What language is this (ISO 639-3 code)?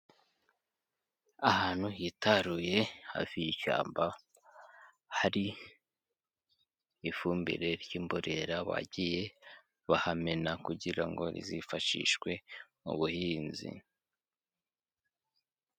kin